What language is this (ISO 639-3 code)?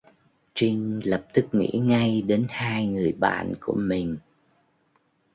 vie